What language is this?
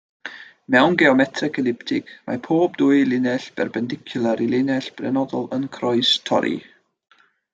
Welsh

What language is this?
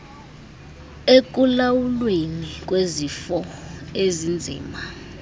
Xhosa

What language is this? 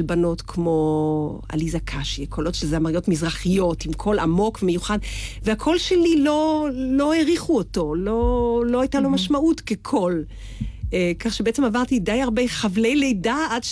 Hebrew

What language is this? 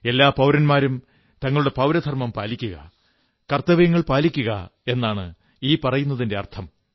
Malayalam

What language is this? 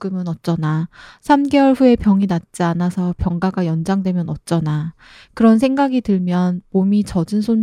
Korean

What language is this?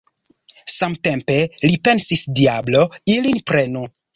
Esperanto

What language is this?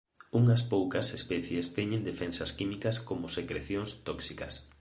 Galician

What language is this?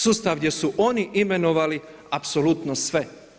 Croatian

